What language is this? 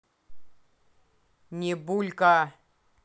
Russian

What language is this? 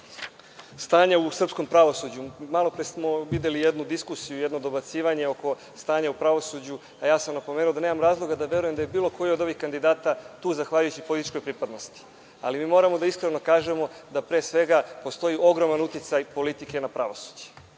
Serbian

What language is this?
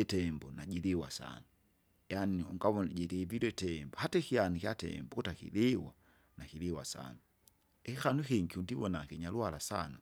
Kinga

